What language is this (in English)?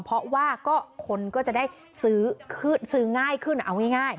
Thai